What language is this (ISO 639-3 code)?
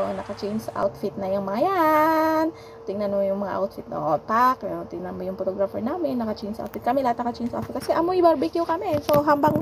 fil